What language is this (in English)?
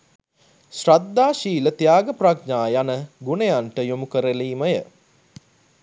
Sinhala